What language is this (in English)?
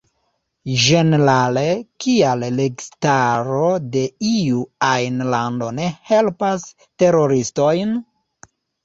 Esperanto